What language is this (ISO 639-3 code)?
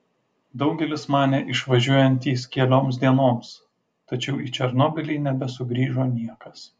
lit